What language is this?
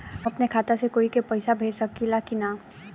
Bhojpuri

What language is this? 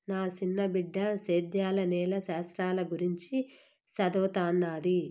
Telugu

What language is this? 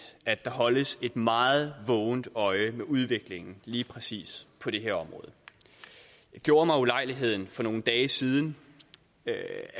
Danish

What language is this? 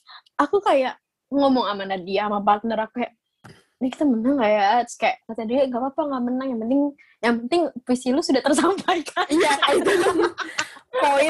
Indonesian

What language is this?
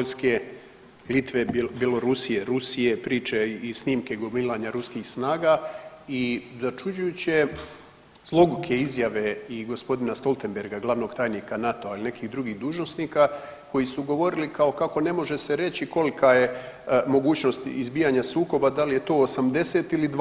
Croatian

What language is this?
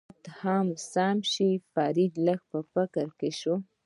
Pashto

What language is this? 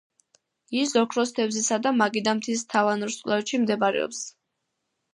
Georgian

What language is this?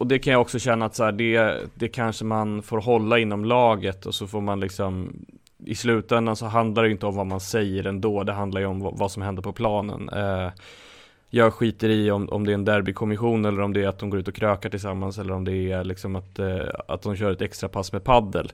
Swedish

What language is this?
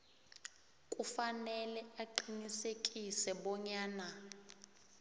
South Ndebele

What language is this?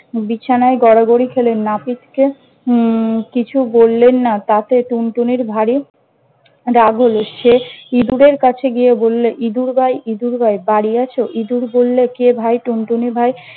Bangla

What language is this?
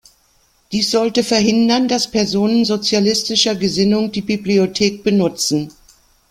German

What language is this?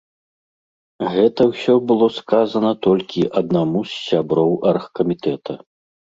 Belarusian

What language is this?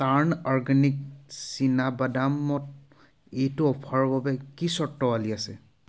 Assamese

